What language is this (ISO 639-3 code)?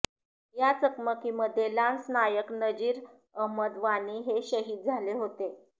mar